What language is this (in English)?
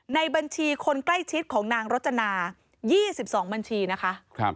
Thai